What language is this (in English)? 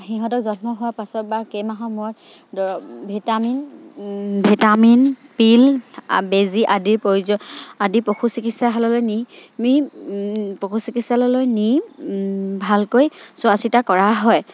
Assamese